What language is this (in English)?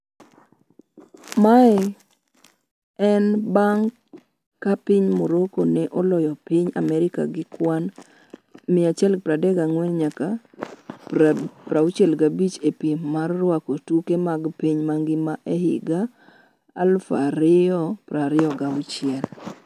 Luo (Kenya and Tanzania)